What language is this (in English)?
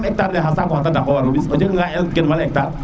Serer